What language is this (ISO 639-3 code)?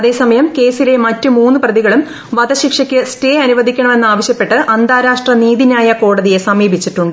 mal